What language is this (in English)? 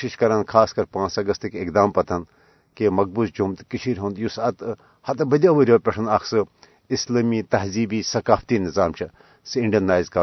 Urdu